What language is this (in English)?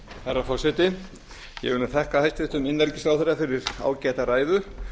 Icelandic